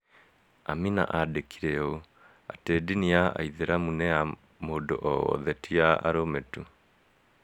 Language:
Kikuyu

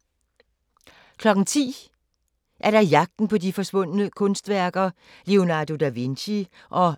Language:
Danish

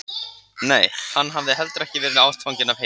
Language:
Icelandic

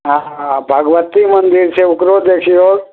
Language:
Maithili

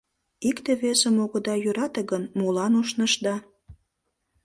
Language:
Mari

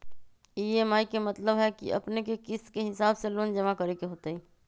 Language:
Magahi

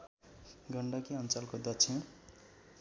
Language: Nepali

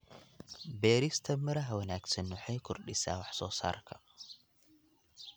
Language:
Somali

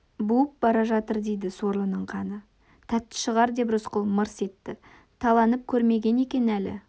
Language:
Kazakh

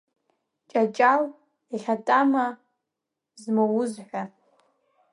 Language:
Abkhazian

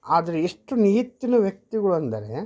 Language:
Kannada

